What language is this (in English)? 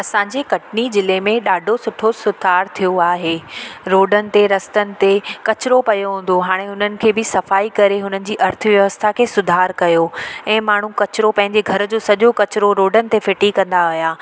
Sindhi